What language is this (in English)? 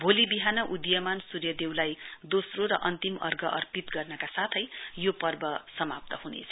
Nepali